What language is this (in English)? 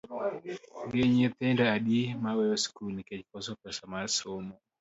Luo (Kenya and Tanzania)